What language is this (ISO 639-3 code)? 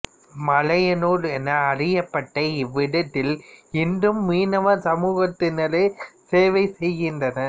tam